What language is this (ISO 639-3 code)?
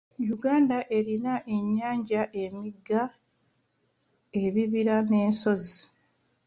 lug